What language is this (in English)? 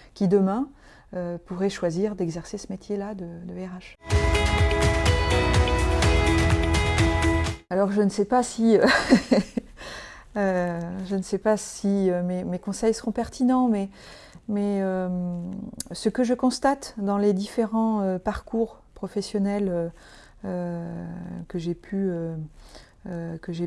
French